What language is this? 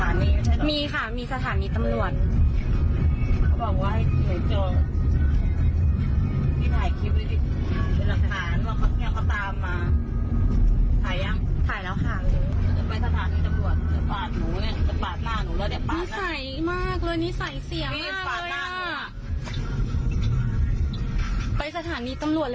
Thai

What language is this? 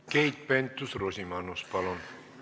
Estonian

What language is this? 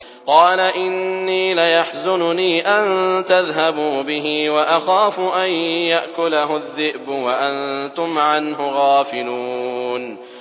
Arabic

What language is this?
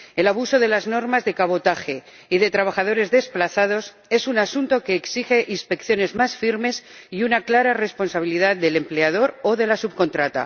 Spanish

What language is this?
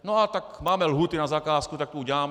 Czech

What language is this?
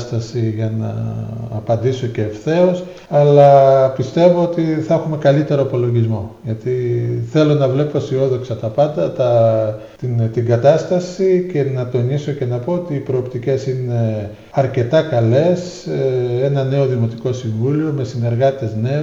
Greek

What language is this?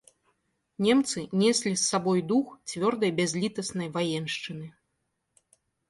Belarusian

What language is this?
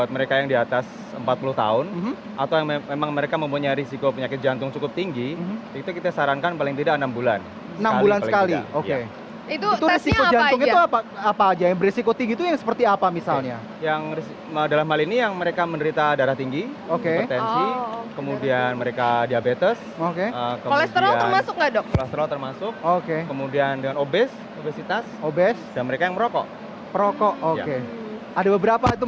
Indonesian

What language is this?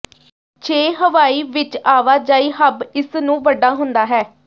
Punjabi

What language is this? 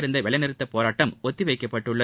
Tamil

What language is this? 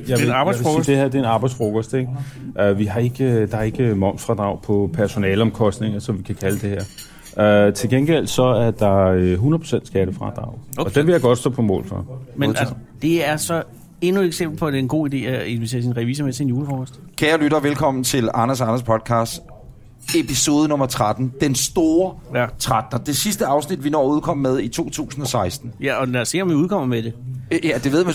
Danish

